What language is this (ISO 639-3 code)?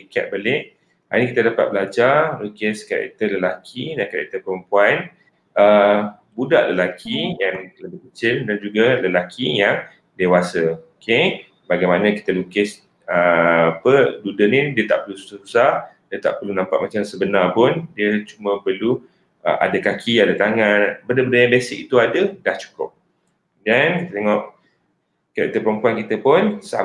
msa